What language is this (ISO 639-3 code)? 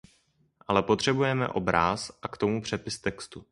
ces